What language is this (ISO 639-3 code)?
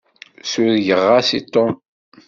kab